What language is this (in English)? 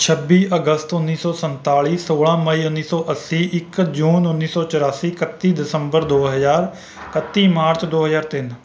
Punjabi